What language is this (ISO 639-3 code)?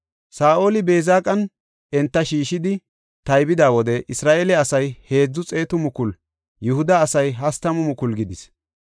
gof